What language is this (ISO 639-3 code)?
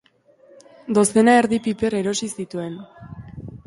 eus